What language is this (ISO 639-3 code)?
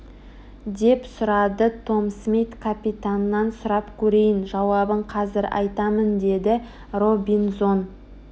kaz